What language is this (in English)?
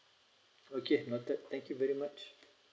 English